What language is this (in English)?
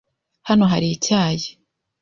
Kinyarwanda